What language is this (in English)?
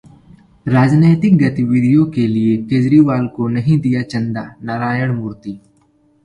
Hindi